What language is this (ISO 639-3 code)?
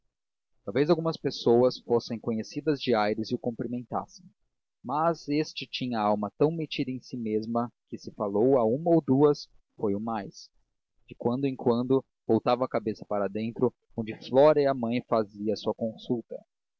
por